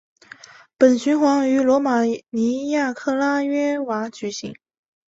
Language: Chinese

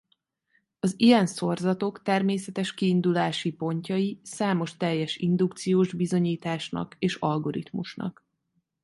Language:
Hungarian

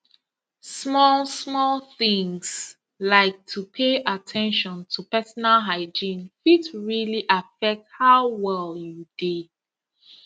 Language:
Nigerian Pidgin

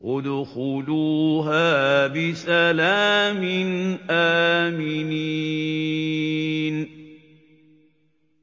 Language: Arabic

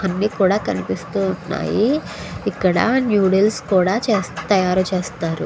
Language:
Telugu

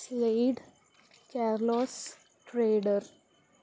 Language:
Telugu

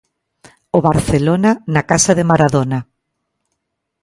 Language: Galician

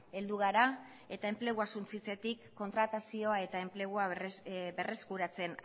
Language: Basque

